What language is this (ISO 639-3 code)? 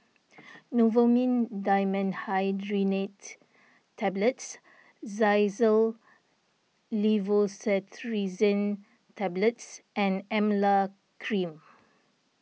eng